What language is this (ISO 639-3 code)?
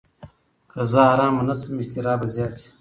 pus